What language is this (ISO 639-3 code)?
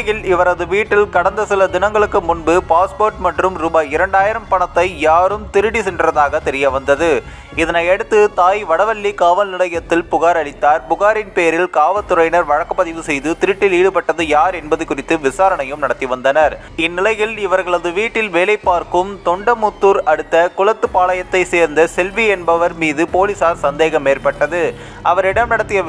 tam